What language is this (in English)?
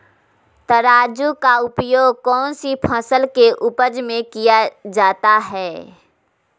Magahi